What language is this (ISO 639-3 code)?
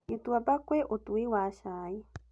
kik